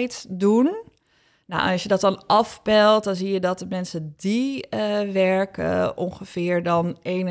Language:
Dutch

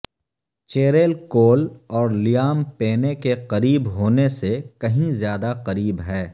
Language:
Urdu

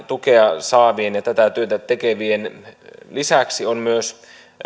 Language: Finnish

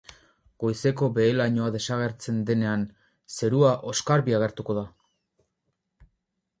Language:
Basque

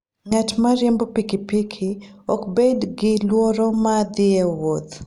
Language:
Luo (Kenya and Tanzania)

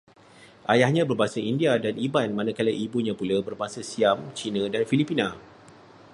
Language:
Malay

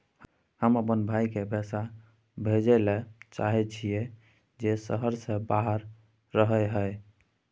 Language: Maithili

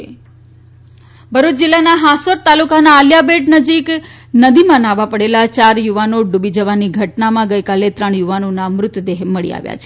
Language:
Gujarati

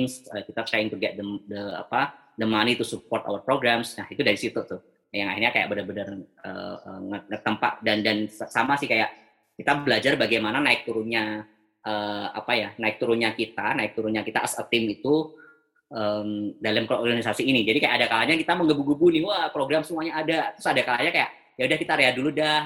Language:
Indonesian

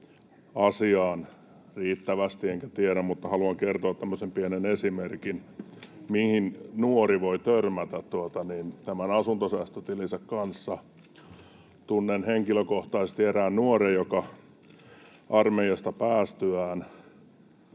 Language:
Finnish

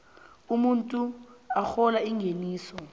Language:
South Ndebele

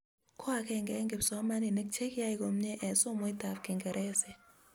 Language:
Kalenjin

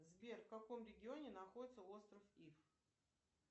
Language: Russian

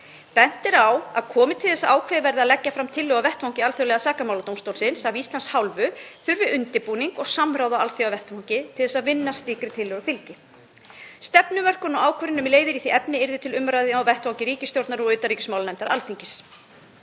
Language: Icelandic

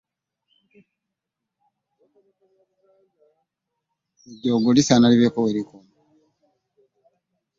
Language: Ganda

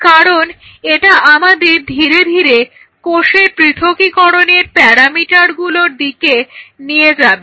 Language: Bangla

